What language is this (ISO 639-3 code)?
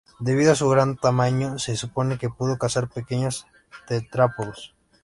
spa